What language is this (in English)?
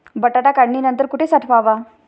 Marathi